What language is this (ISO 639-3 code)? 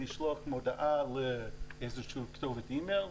heb